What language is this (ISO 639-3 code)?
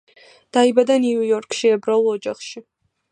kat